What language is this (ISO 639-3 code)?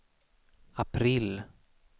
swe